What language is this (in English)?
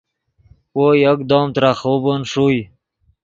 Yidgha